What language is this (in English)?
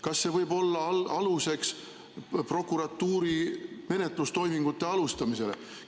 Estonian